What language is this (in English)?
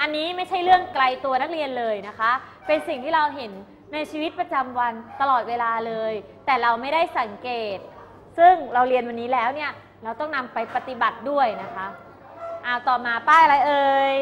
Thai